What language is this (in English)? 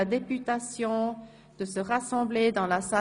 Swiss German